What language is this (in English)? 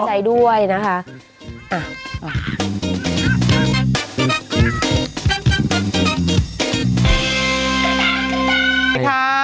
Thai